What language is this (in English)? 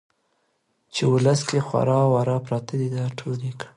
Pashto